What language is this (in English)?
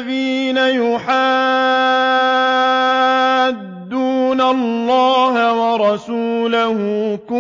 Arabic